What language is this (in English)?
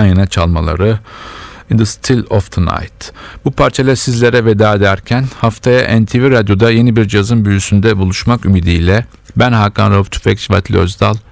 Turkish